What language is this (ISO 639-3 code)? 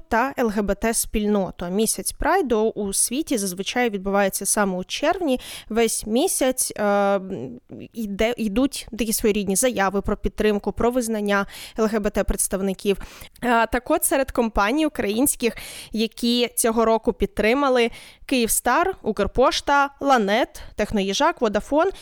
ukr